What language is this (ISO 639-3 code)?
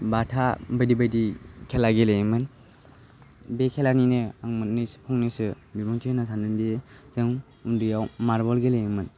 brx